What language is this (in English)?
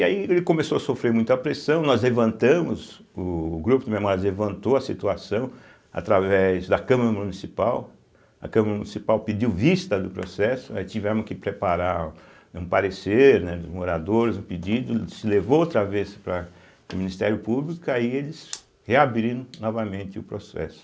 Portuguese